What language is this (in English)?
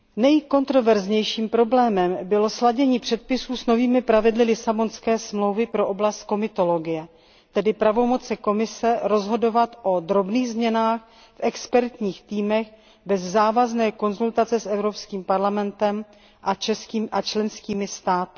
Czech